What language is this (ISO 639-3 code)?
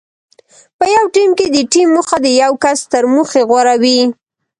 pus